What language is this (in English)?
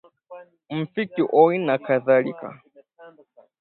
Swahili